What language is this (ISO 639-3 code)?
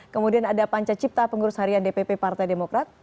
ind